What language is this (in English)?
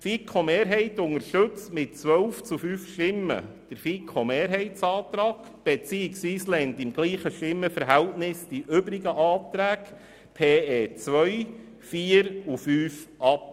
Swiss German